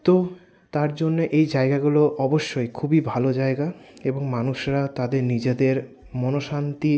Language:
Bangla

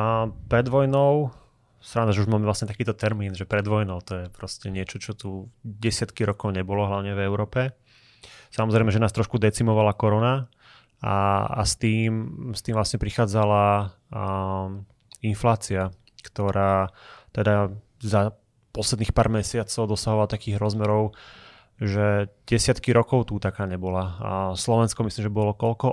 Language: Slovak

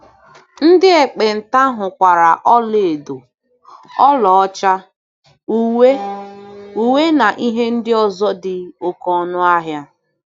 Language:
Igbo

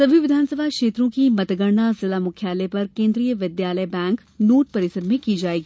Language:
Hindi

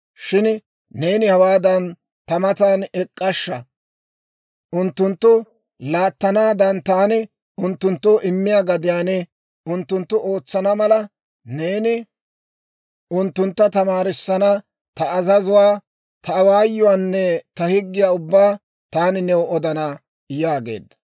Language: Dawro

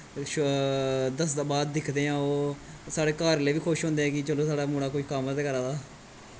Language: Dogri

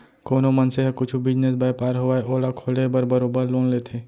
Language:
Chhattisgarhi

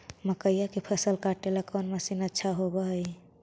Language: Magahi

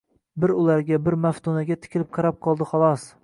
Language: Uzbek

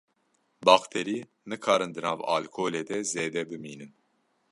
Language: Kurdish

